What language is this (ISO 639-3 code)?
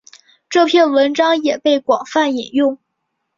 zho